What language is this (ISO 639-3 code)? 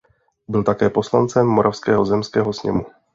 ces